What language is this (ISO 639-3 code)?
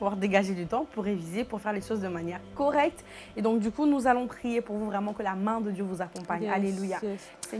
fra